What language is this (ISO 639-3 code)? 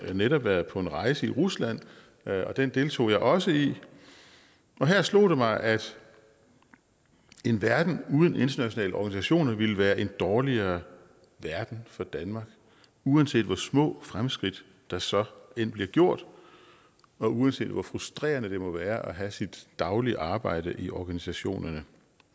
dan